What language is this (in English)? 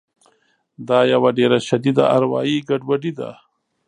Pashto